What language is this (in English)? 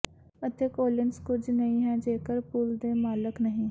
Punjabi